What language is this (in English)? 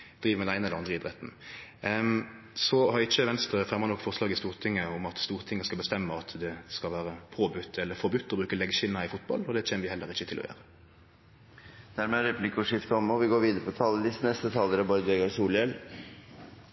Norwegian Nynorsk